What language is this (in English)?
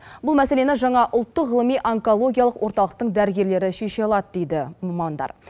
Kazakh